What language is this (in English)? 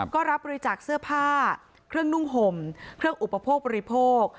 Thai